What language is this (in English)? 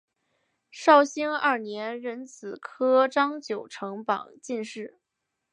Chinese